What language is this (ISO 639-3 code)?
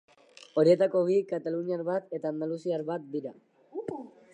eus